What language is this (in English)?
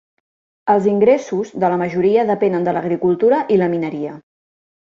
Catalan